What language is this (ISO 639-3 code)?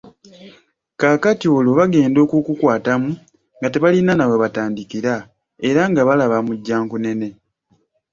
lug